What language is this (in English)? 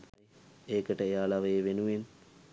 Sinhala